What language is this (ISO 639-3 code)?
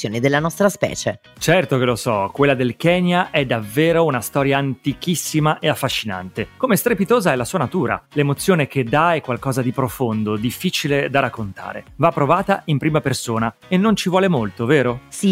ita